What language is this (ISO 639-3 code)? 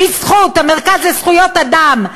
heb